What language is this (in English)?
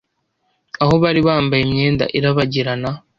Kinyarwanda